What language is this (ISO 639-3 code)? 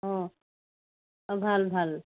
asm